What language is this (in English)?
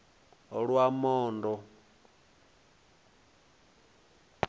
Venda